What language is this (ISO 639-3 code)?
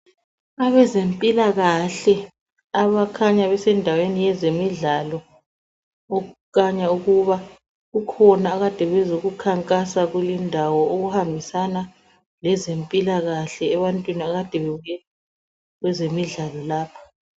nde